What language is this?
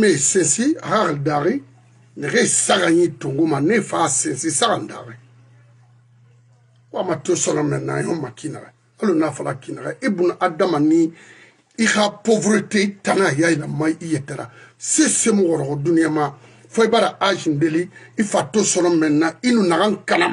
French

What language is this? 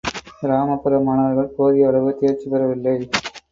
Tamil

